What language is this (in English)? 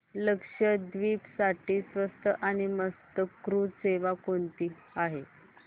Marathi